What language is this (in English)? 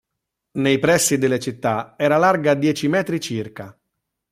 Italian